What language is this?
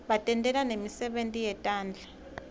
Swati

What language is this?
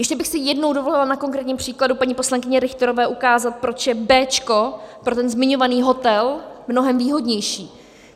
Czech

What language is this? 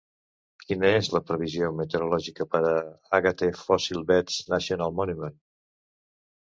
Catalan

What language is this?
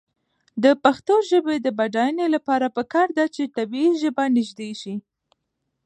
Pashto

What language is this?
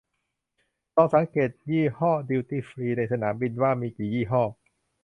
Thai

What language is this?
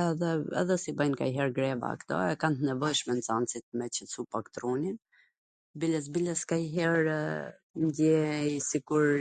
Gheg Albanian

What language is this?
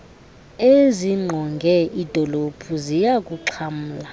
Xhosa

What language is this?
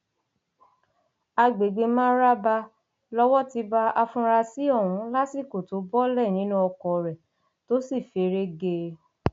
Yoruba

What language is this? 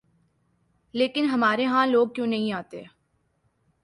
Urdu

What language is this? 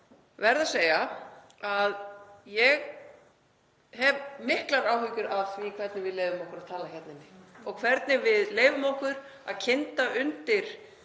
Icelandic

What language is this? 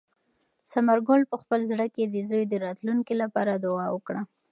Pashto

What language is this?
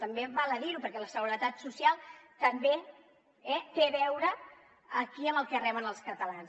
Catalan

